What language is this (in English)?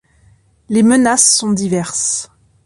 French